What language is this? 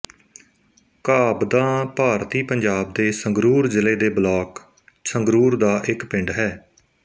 Punjabi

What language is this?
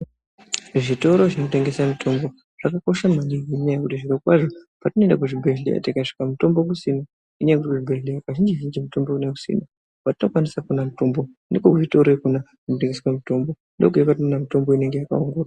Ndau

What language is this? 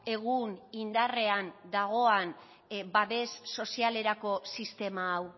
Basque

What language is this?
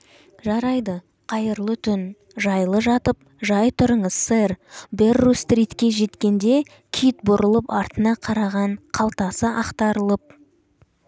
Kazakh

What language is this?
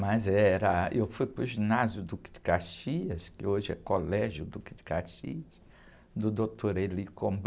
Portuguese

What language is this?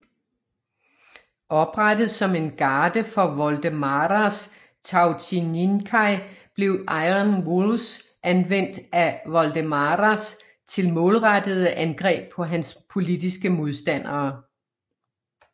Danish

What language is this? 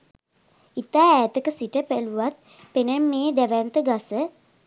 Sinhala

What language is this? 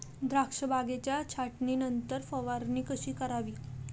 Marathi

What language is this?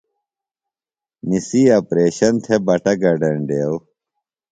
Phalura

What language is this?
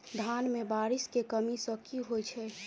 Maithili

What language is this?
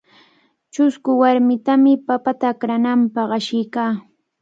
Cajatambo North Lima Quechua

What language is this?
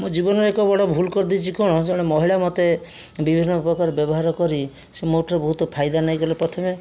Odia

